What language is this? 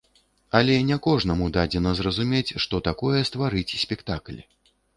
Belarusian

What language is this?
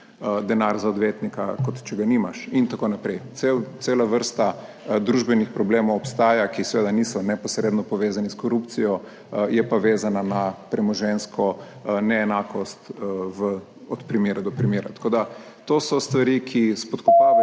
Slovenian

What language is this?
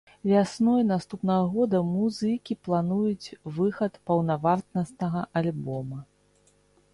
Belarusian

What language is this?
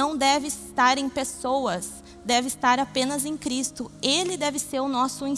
Portuguese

